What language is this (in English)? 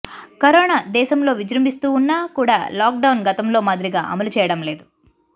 Telugu